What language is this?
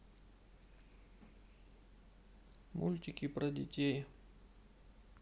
Russian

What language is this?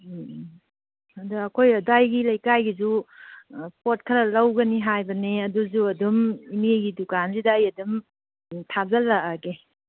Manipuri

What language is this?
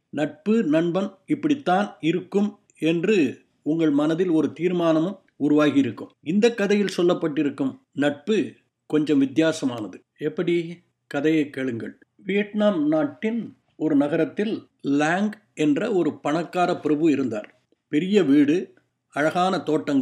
Tamil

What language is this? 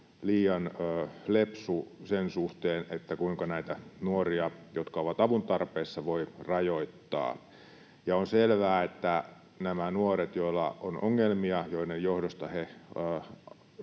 Finnish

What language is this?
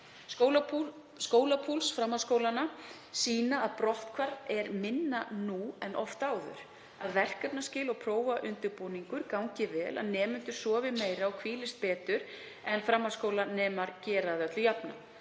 Icelandic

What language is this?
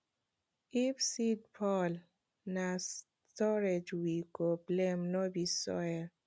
Nigerian Pidgin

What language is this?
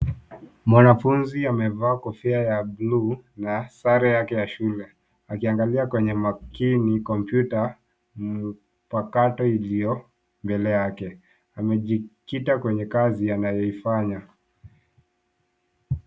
Swahili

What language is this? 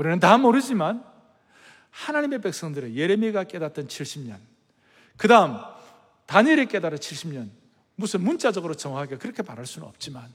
Korean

